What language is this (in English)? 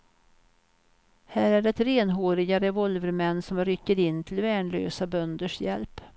Swedish